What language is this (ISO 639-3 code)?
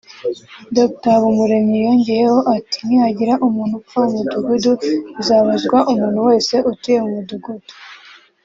kin